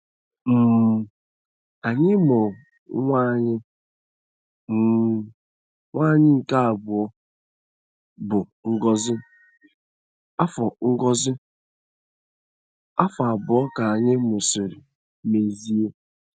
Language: Igbo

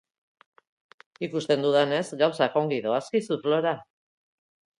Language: Basque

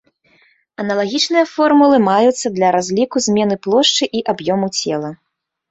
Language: Belarusian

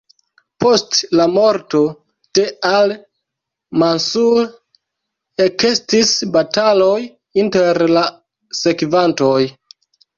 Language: Esperanto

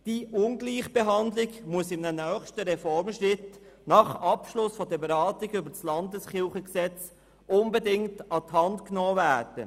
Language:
Swiss German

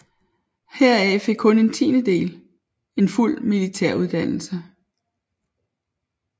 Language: Danish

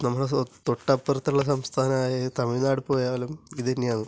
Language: Malayalam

